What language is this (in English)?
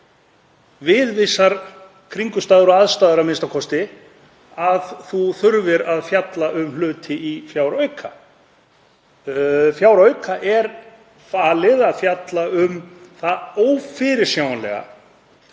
Icelandic